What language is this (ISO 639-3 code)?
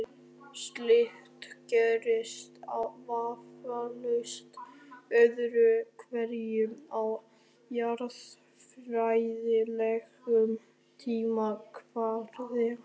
isl